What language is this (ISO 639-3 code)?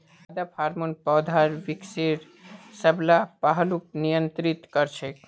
mag